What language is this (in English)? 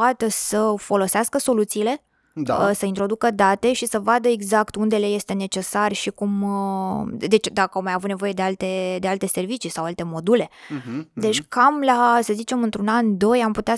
Romanian